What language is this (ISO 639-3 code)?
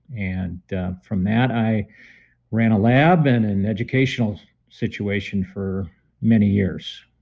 eng